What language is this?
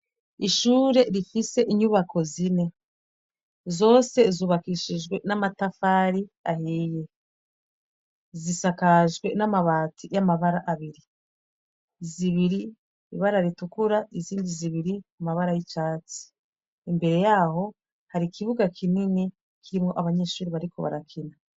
Rundi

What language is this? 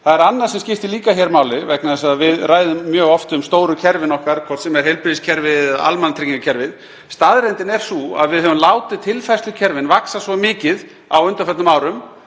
Icelandic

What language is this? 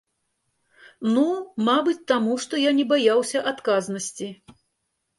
Belarusian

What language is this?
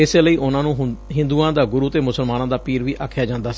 Punjabi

